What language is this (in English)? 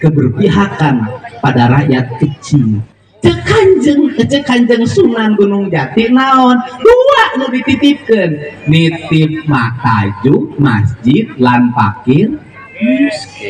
Indonesian